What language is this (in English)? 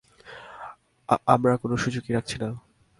Bangla